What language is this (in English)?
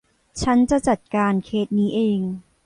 Thai